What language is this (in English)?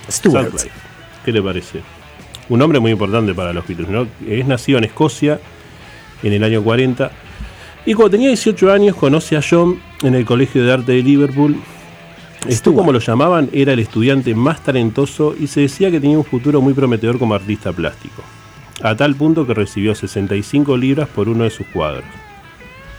Spanish